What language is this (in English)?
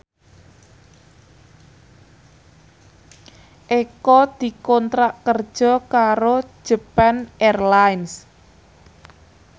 Javanese